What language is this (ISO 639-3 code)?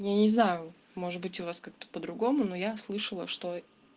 rus